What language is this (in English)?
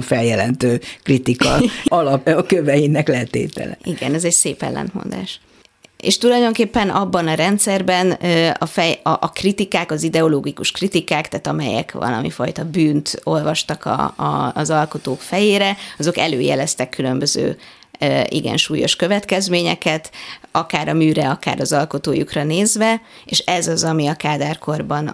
Hungarian